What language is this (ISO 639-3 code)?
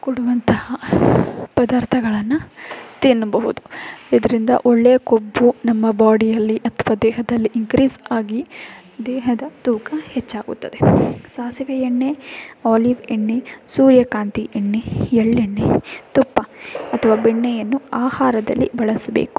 kan